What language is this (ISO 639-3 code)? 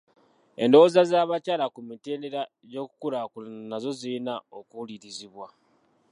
lug